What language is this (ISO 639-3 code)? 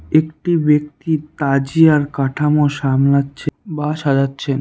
ben